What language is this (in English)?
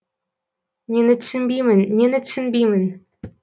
Kazakh